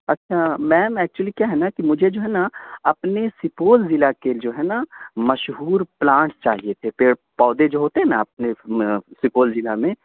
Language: Urdu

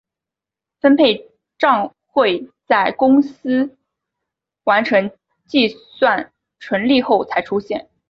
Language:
Chinese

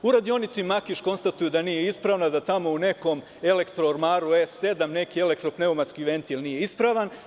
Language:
Serbian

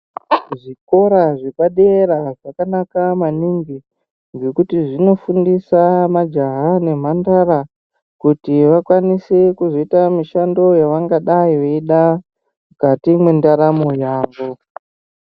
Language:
Ndau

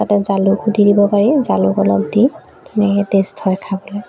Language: Assamese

